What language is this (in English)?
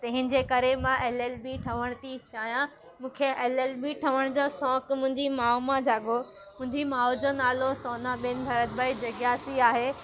Sindhi